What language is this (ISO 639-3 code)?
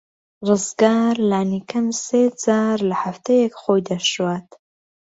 ckb